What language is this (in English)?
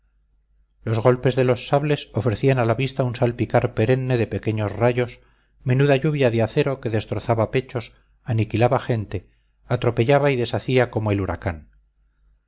Spanish